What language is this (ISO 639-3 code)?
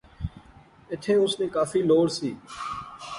phr